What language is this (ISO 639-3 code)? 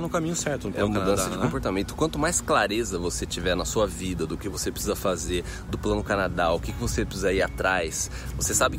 por